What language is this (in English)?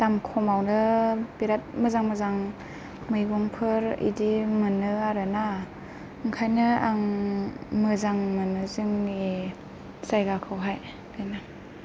Bodo